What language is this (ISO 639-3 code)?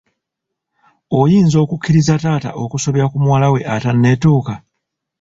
lug